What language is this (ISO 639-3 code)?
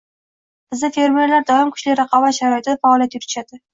uzb